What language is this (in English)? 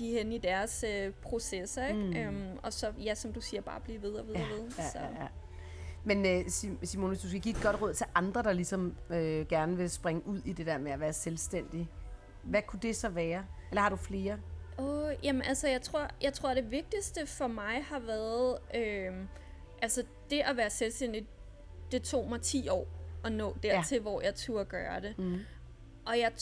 Danish